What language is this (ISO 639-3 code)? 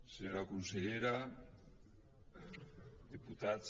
cat